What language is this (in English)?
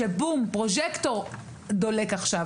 Hebrew